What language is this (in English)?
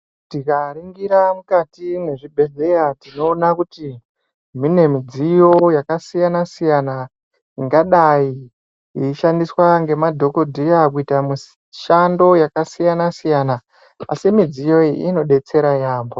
Ndau